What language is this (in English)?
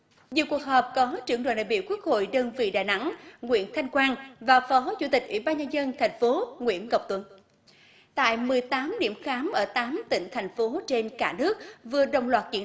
Vietnamese